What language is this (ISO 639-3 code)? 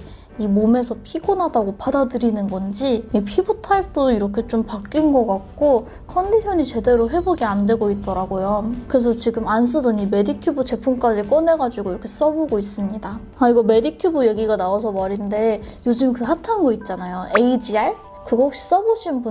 kor